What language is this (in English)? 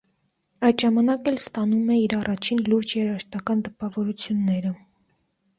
Armenian